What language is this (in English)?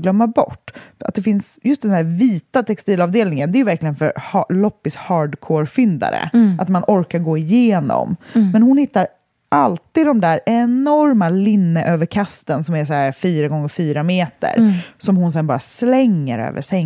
Swedish